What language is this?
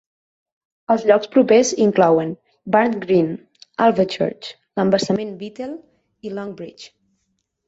Catalan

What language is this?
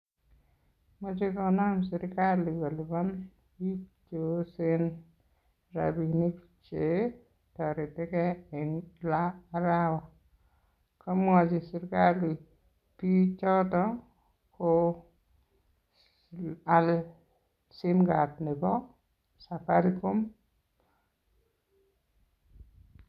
Kalenjin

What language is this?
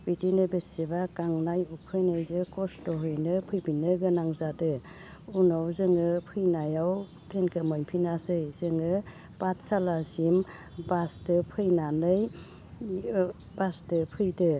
Bodo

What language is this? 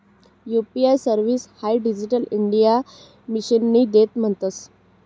Marathi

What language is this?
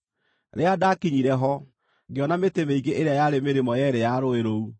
Kikuyu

